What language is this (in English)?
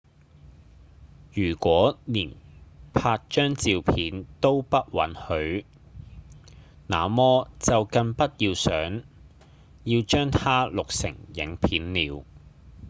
Cantonese